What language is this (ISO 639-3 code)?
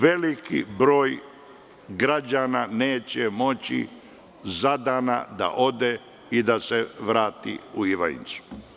srp